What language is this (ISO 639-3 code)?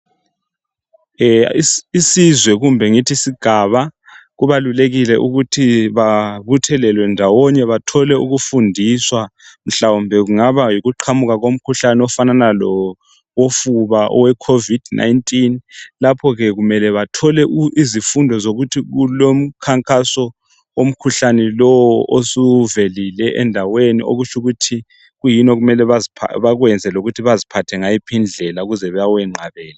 nde